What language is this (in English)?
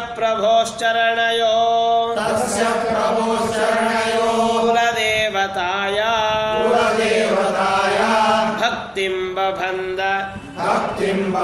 Kannada